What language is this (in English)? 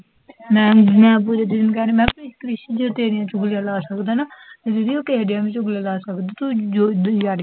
Punjabi